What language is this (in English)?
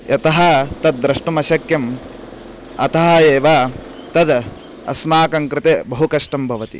Sanskrit